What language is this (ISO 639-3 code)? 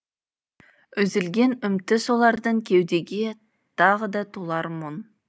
kaz